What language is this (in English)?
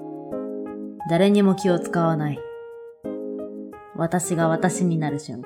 Japanese